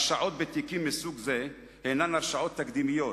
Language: Hebrew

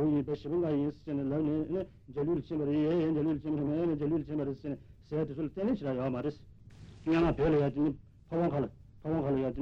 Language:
Italian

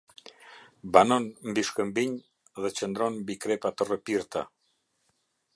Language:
Albanian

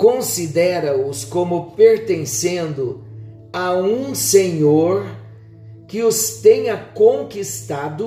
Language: Portuguese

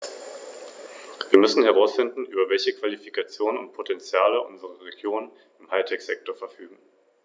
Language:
German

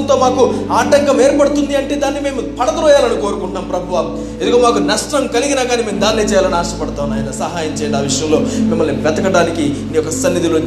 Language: Telugu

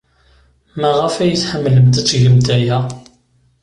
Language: Kabyle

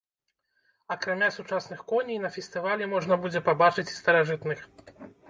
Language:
Belarusian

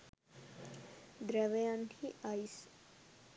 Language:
Sinhala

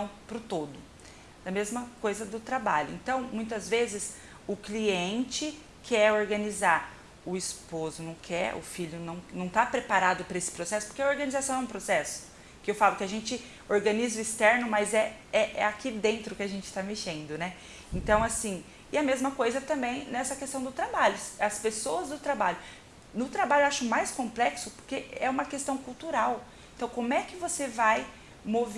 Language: Portuguese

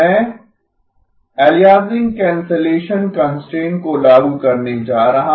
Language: Hindi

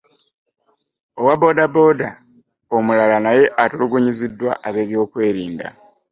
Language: Ganda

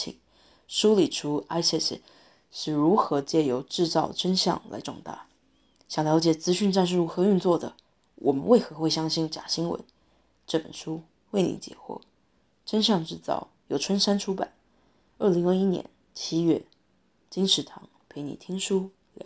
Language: Chinese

